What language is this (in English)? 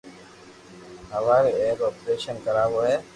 Loarki